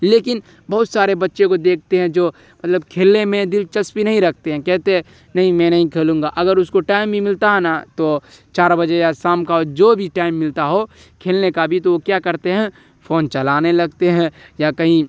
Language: Urdu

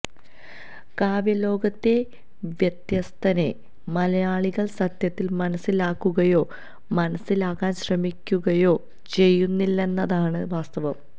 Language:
Malayalam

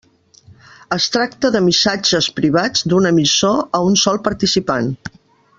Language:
Catalan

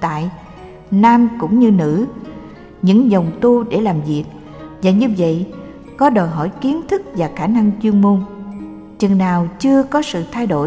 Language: Vietnamese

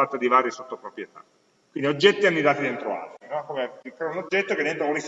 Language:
Italian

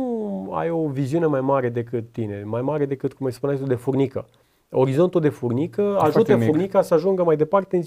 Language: Romanian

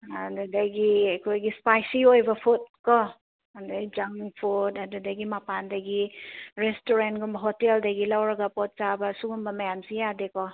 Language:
Manipuri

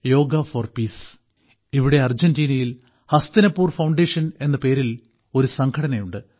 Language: Malayalam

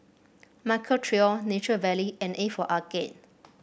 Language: English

